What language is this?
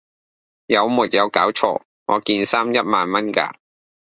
Cantonese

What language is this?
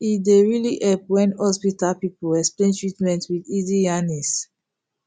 Nigerian Pidgin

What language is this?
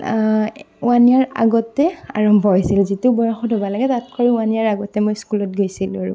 Assamese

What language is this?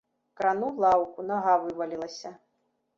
Belarusian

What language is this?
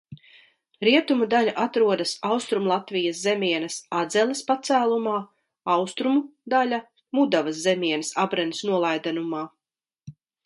Latvian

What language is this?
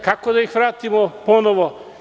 Serbian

